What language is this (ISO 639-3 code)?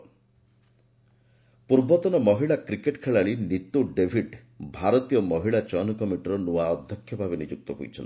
ori